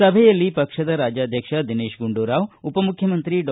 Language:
Kannada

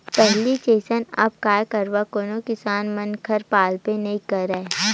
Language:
Chhattisgarhi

